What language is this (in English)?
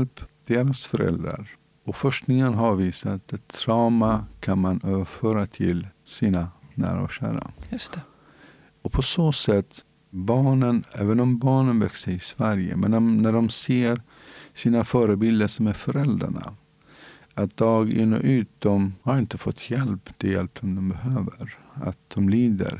Swedish